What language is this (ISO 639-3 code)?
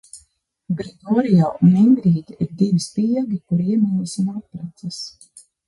lav